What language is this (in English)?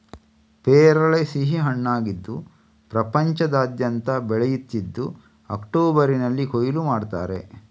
Kannada